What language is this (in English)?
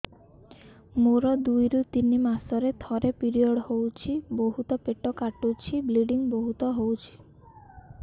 Odia